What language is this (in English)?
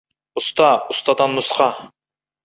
Kazakh